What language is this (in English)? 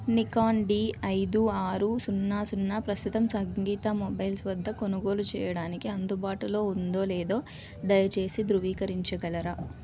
Telugu